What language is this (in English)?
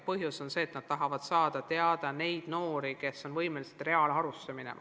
Estonian